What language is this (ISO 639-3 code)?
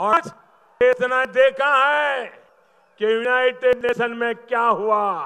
hin